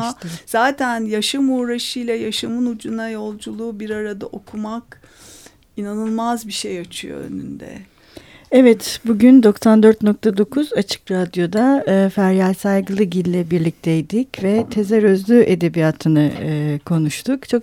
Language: Turkish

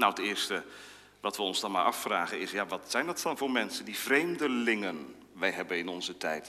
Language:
Dutch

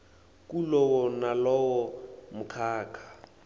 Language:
Swati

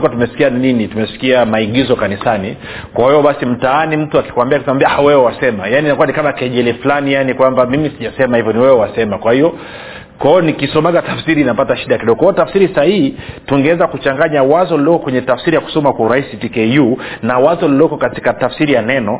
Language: Swahili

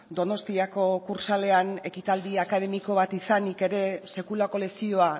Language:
Basque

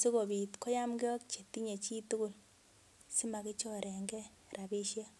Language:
Kalenjin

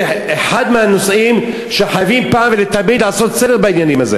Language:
Hebrew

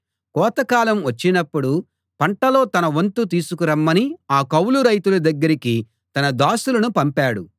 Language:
Telugu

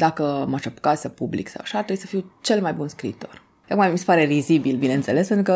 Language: Romanian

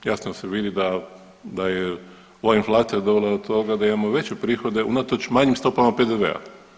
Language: Croatian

